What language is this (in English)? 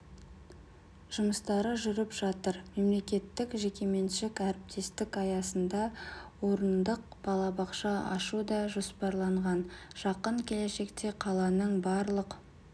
Kazakh